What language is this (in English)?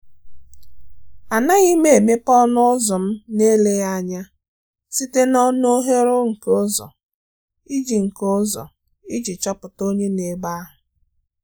Igbo